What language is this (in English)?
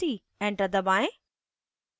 Hindi